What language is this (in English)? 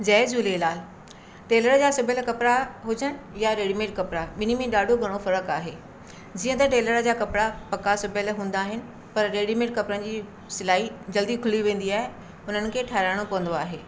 Sindhi